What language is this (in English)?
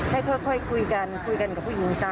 Thai